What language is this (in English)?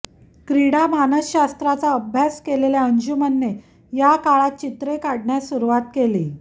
Marathi